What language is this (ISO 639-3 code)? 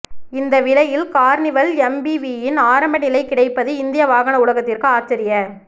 tam